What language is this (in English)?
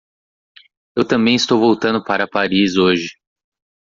Portuguese